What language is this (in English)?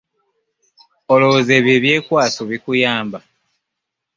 Ganda